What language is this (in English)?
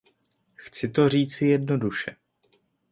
Czech